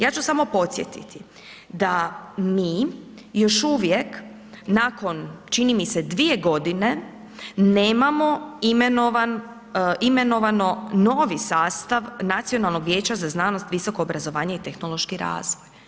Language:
Croatian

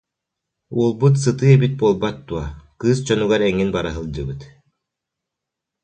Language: Yakut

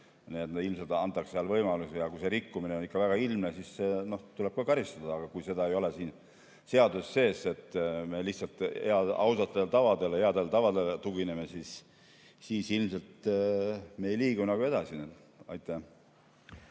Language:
Estonian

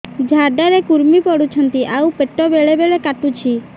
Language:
Odia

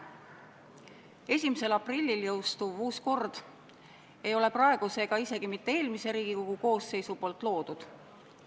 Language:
Estonian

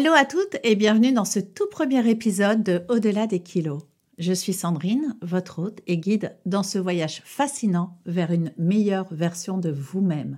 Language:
French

